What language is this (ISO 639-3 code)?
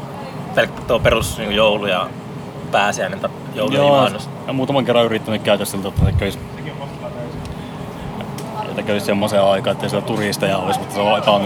fin